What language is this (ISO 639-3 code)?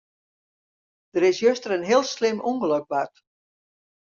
fry